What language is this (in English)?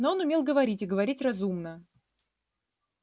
Russian